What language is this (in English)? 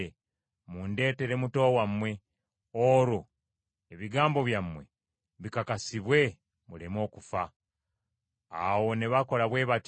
Ganda